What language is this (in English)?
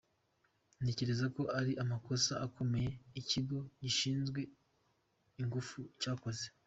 Kinyarwanda